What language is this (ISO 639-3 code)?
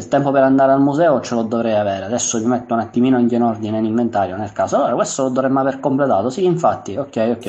ita